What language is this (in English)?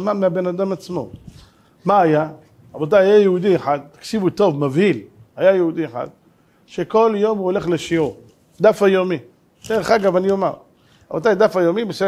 Hebrew